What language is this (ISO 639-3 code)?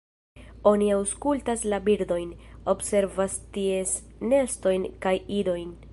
epo